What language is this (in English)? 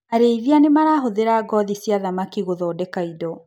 Kikuyu